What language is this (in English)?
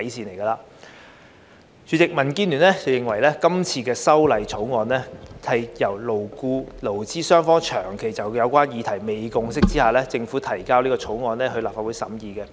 Cantonese